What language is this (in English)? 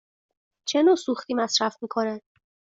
Persian